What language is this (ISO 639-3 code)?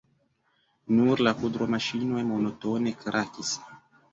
epo